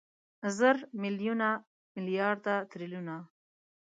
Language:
Pashto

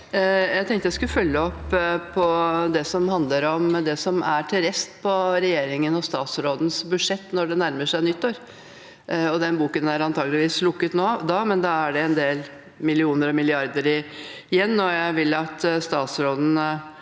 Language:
Norwegian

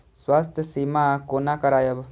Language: Maithili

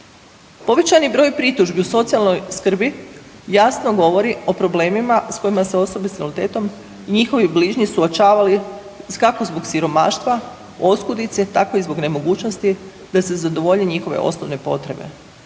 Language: Croatian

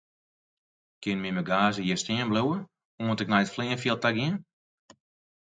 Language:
Western Frisian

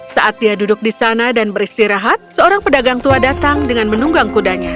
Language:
Indonesian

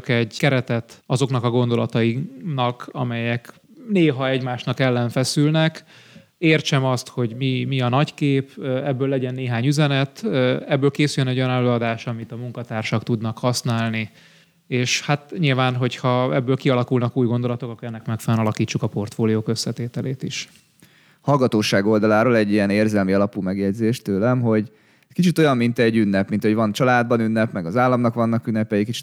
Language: Hungarian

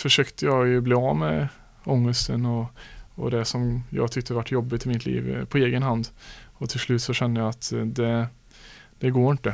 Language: Swedish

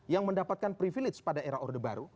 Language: Indonesian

